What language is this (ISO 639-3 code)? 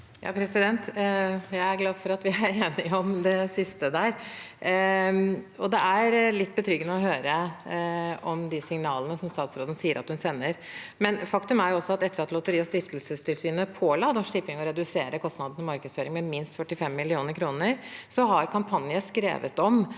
nor